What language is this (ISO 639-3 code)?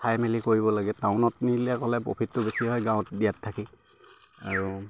asm